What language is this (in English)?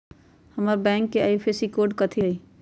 Magahi